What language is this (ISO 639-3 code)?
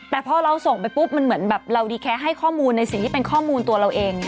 tha